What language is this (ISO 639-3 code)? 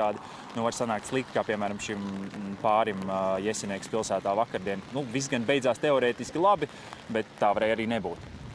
lav